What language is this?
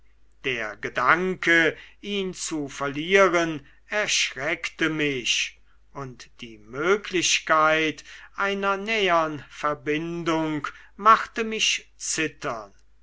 German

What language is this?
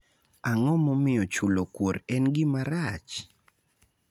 Luo (Kenya and Tanzania)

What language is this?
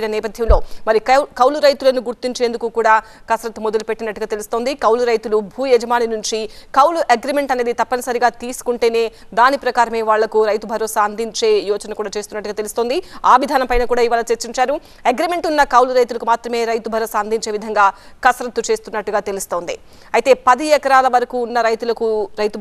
Telugu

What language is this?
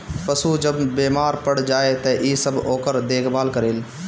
Bhojpuri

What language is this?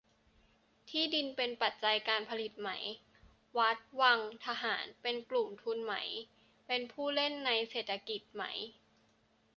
Thai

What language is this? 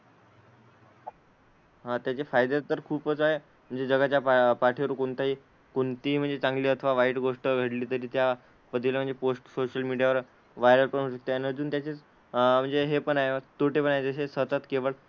Marathi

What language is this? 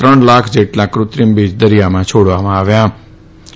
Gujarati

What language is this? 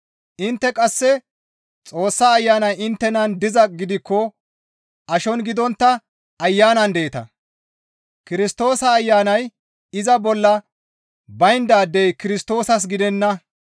Gamo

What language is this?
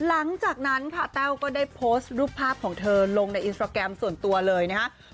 Thai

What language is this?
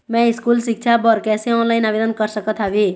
Chhattisgarhi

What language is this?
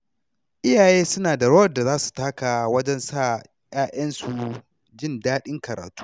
Hausa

